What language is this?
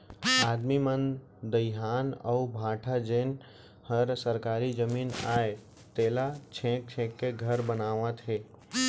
Chhattisgarhi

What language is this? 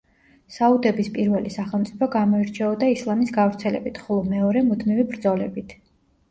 Georgian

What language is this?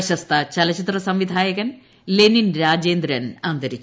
Malayalam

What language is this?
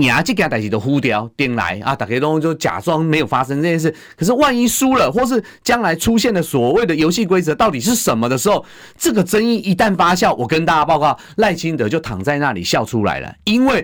Chinese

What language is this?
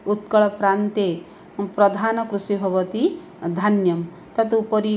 Sanskrit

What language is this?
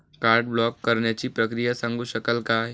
Marathi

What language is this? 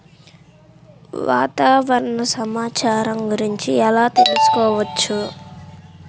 Telugu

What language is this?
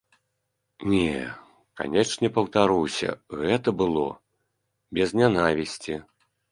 Belarusian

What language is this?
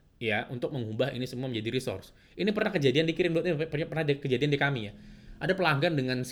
Indonesian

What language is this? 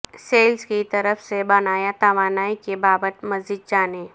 Urdu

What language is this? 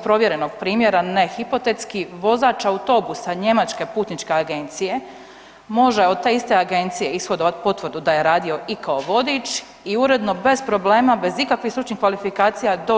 Croatian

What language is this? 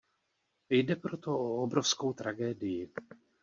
Czech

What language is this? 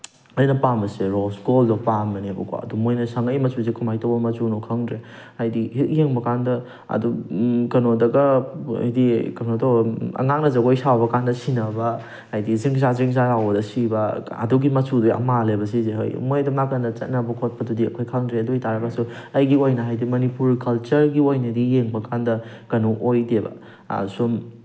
Manipuri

